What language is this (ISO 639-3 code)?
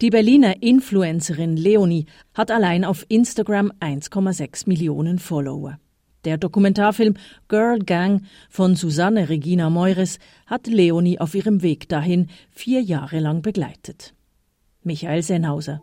deu